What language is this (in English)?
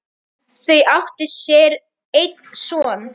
Icelandic